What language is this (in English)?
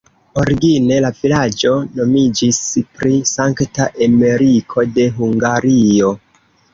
Esperanto